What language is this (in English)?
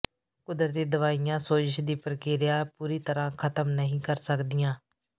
Punjabi